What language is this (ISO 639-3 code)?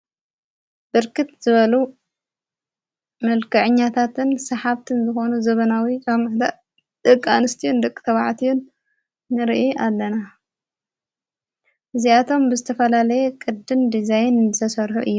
tir